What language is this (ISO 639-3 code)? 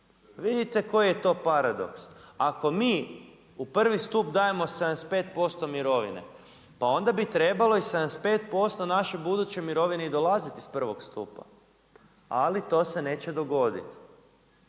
hrv